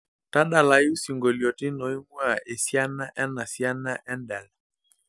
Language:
Masai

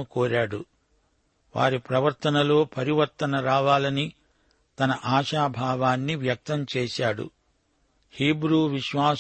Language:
Telugu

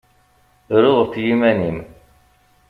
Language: Kabyle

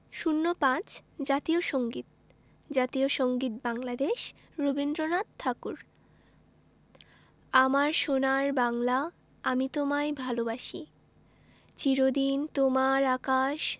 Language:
Bangla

